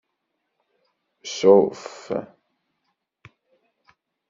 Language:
Kabyle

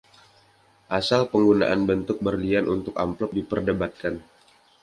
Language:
Indonesian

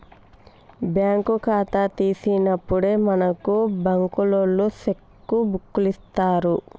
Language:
Telugu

